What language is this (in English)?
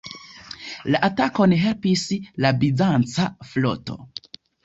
Esperanto